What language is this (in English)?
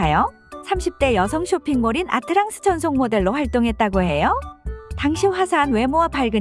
Korean